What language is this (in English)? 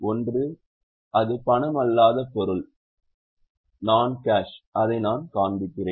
Tamil